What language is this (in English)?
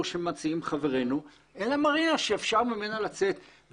Hebrew